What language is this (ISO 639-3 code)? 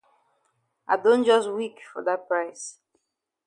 wes